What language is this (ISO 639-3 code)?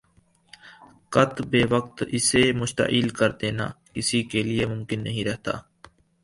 urd